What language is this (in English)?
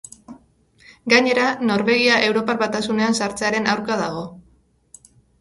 Basque